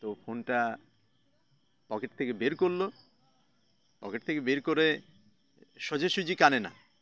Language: Bangla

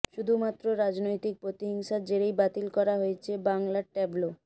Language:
Bangla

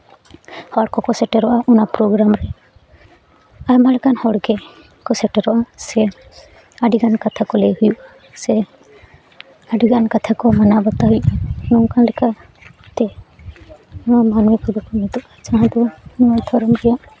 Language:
Santali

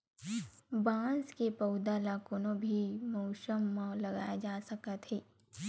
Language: Chhattisgarhi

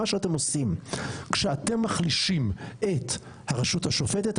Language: Hebrew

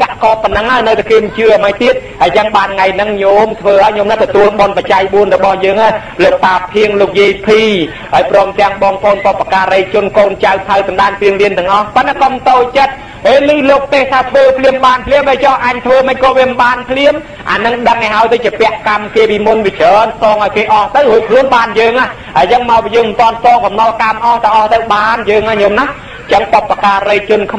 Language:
Thai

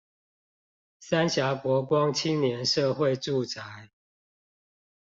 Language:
Chinese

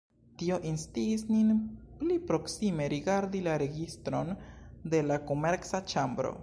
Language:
Esperanto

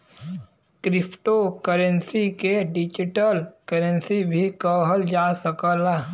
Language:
Bhojpuri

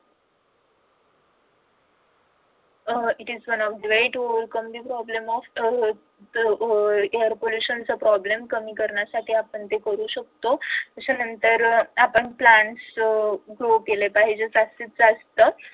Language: Marathi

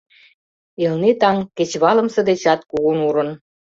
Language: Mari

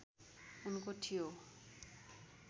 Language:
Nepali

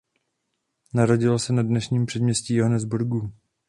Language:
Czech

